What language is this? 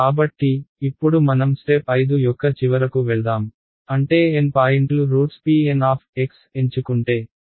Telugu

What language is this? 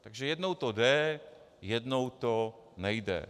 Czech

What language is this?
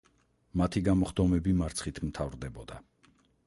Georgian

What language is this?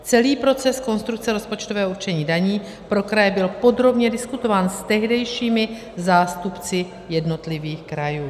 Czech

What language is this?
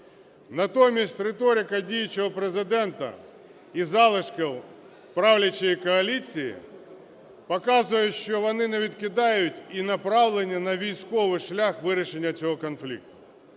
Ukrainian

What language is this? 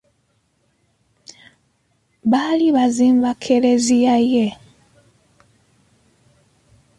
Ganda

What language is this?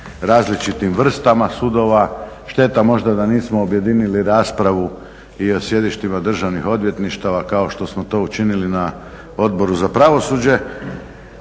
Croatian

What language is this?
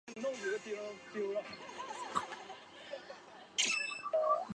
Chinese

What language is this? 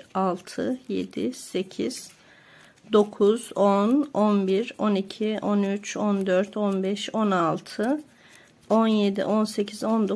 Turkish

